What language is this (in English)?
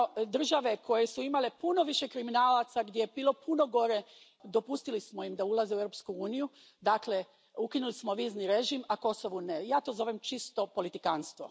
Croatian